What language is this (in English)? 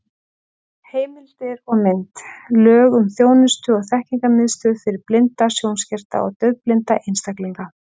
Icelandic